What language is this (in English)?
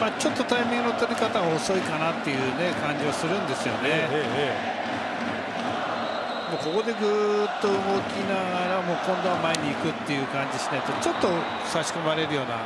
Japanese